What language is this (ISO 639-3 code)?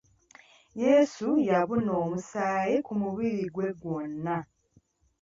lug